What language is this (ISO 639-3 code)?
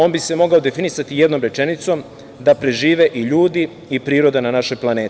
srp